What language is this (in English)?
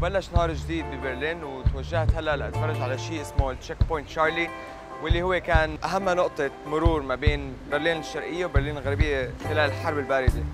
Arabic